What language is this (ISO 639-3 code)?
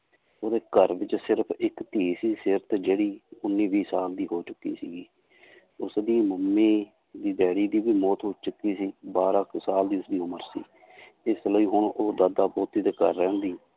pan